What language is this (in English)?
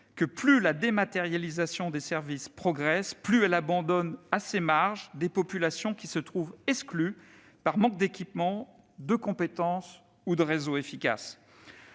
French